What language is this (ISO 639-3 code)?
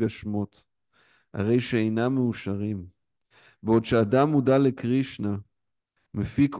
heb